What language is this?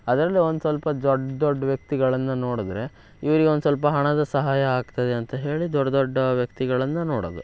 Kannada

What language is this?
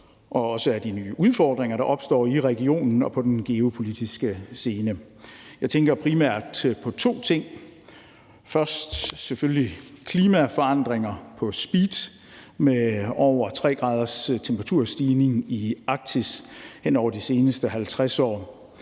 Danish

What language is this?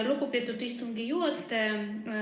Estonian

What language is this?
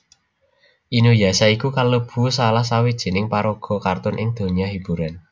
Javanese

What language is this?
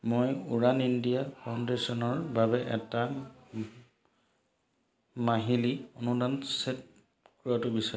Assamese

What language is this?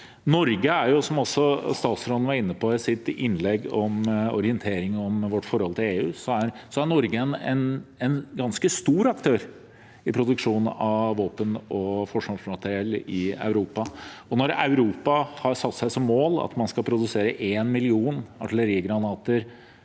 Norwegian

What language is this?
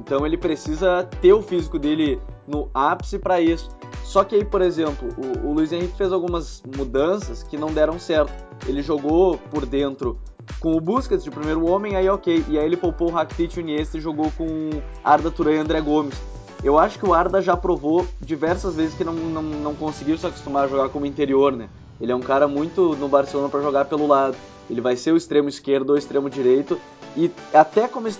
Portuguese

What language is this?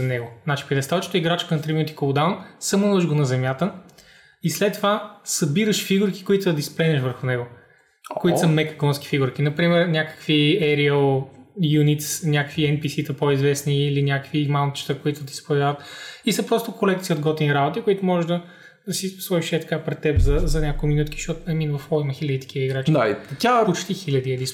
Bulgarian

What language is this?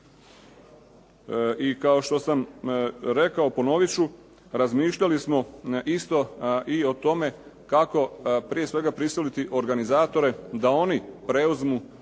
Croatian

